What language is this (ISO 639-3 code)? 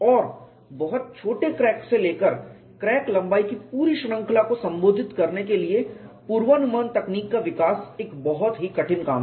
hin